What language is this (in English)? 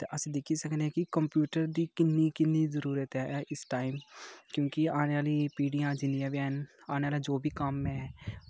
Dogri